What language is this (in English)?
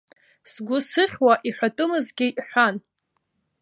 Abkhazian